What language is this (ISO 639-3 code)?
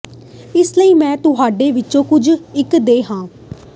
pan